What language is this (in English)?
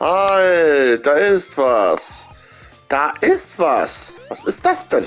German